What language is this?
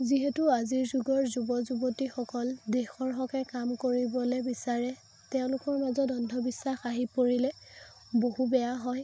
Assamese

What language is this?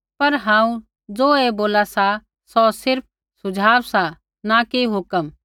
Kullu Pahari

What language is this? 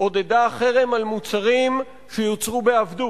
Hebrew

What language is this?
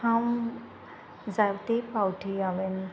Konkani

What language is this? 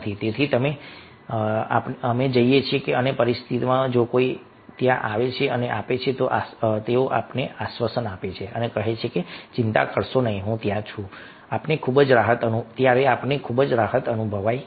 Gujarati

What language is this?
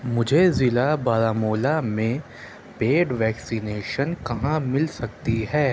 Urdu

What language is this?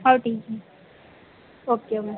Hindi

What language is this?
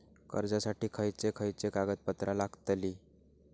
Marathi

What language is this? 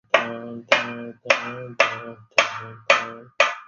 Chinese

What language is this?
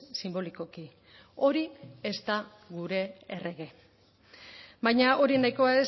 Basque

